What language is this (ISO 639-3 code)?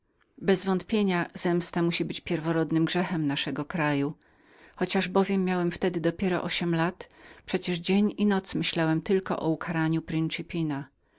pol